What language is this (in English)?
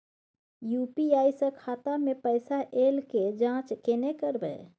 Maithili